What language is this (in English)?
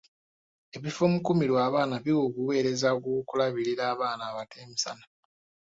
Ganda